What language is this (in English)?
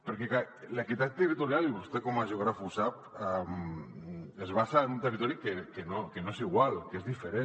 Catalan